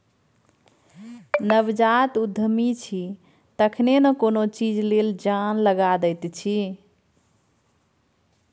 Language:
Maithili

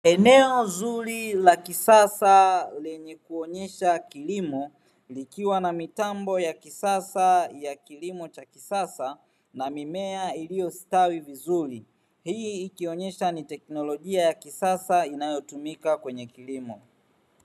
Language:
Swahili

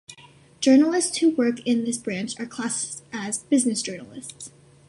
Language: English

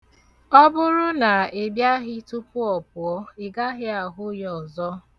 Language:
Igbo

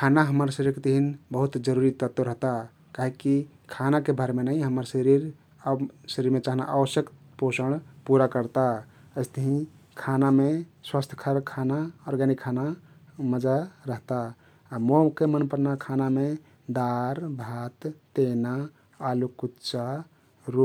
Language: Kathoriya Tharu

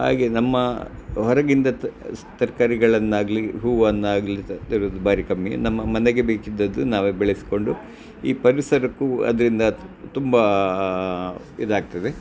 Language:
Kannada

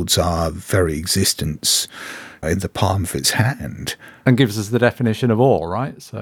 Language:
English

